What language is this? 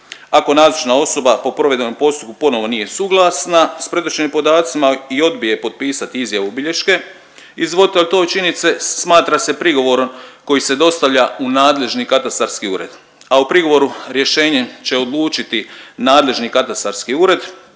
Croatian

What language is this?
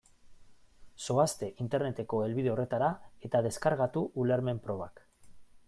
Basque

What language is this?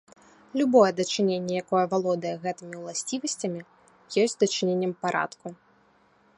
Belarusian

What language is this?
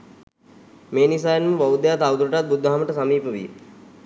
Sinhala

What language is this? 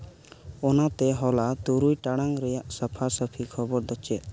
Santali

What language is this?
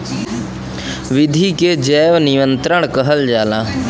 Bhojpuri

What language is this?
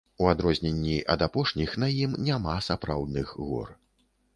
Belarusian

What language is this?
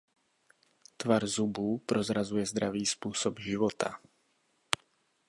Czech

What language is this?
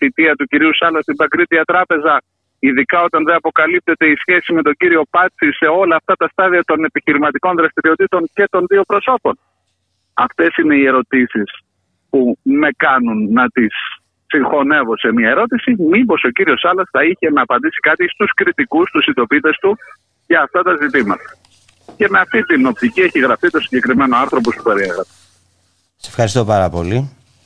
Greek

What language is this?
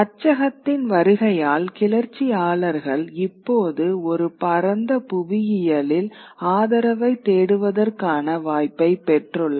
Tamil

